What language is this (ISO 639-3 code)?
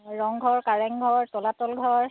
asm